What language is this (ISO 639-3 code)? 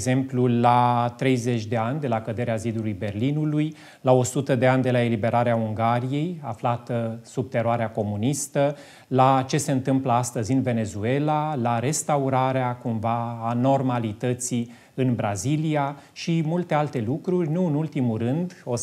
ron